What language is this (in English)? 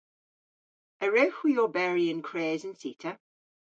Cornish